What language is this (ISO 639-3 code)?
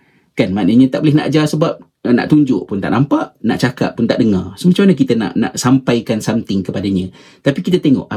msa